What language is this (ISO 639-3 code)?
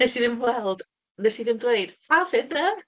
cym